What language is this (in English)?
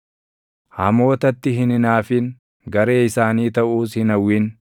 Oromo